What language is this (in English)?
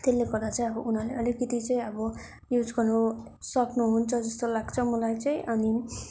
Nepali